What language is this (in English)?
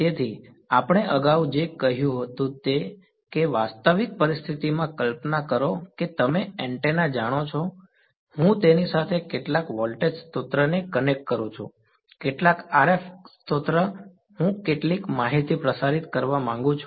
Gujarati